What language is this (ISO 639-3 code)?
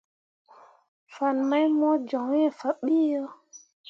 mua